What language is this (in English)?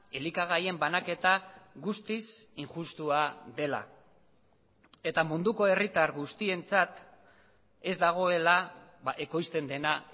Basque